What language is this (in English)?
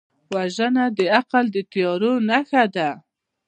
Pashto